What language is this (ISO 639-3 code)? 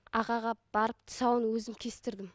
kaz